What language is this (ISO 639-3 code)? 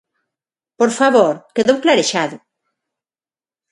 glg